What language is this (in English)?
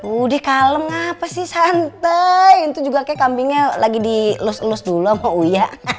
Indonesian